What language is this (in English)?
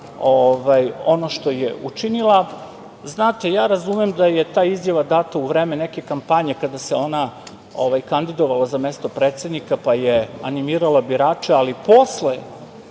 Serbian